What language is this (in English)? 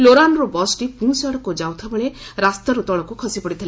Odia